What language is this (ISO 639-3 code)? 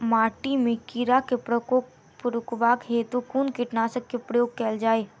mai